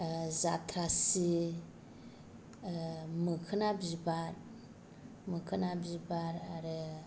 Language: Bodo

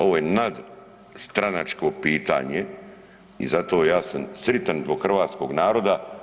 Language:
Croatian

